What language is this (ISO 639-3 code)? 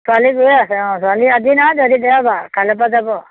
asm